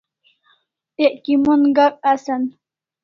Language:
Kalasha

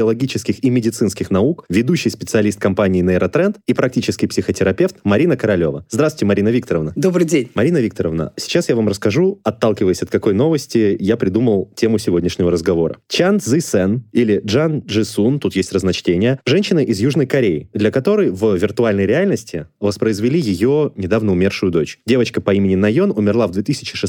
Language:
Russian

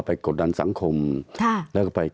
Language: Thai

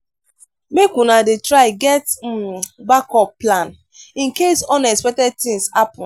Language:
Nigerian Pidgin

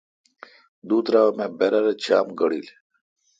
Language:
Kalkoti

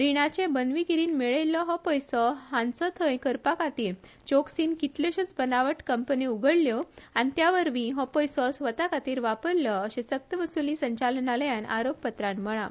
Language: Konkani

